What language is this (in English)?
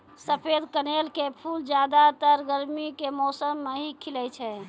Maithili